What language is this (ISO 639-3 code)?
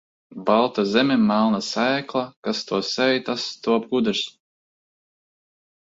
lav